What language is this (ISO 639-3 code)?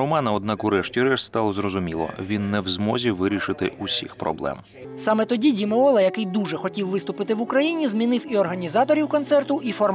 ukr